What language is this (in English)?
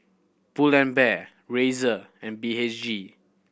English